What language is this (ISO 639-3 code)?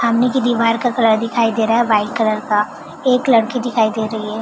hin